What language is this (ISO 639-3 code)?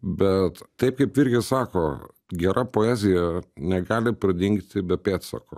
lit